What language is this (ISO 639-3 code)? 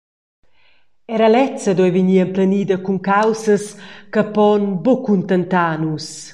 roh